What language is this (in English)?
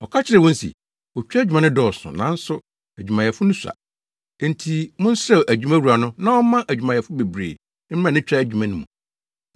Akan